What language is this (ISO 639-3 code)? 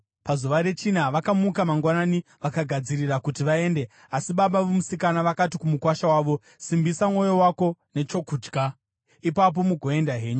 sna